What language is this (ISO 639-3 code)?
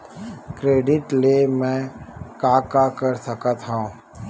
hne